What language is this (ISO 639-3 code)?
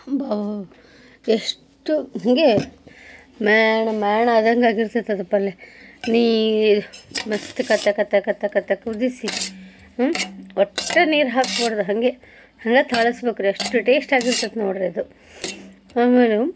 kan